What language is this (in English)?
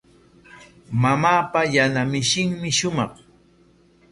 Corongo Ancash Quechua